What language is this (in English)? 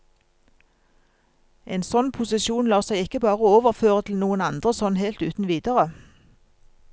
Norwegian